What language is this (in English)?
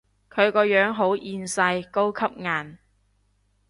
Cantonese